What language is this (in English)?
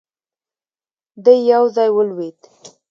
Pashto